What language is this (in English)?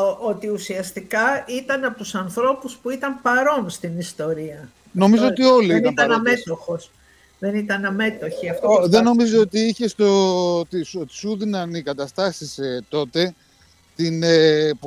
Greek